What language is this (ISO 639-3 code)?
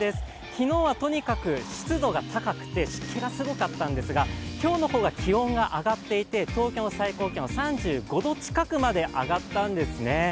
jpn